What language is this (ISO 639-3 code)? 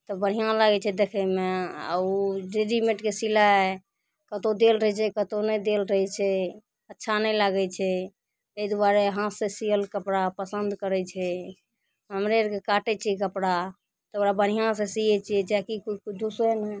mai